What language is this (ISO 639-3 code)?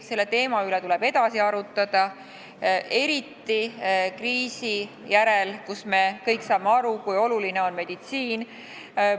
est